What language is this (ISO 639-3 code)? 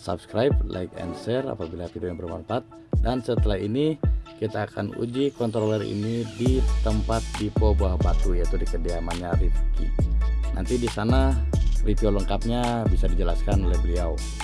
ind